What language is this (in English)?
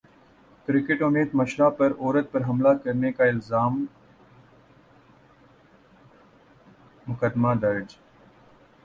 Urdu